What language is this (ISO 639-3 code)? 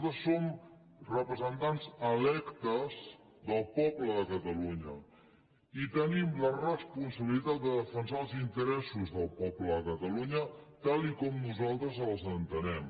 cat